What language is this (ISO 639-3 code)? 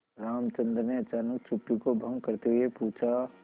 hin